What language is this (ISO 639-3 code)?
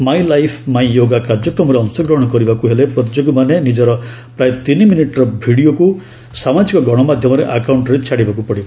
ori